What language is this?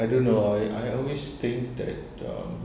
English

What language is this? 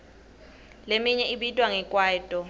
Swati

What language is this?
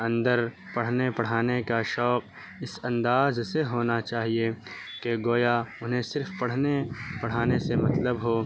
Urdu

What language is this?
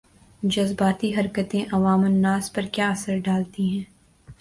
Urdu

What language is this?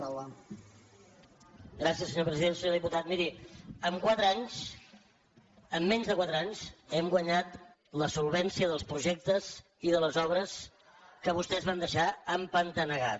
Catalan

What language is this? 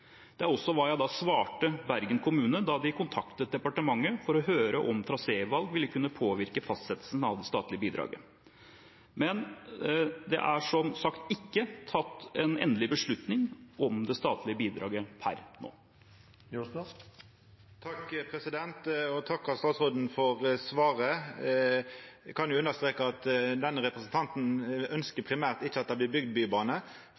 Norwegian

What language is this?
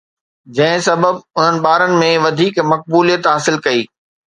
Sindhi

